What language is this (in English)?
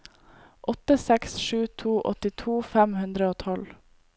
Norwegian